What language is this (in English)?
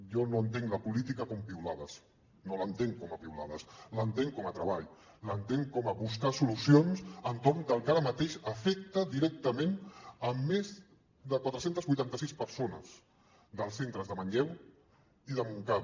Catalan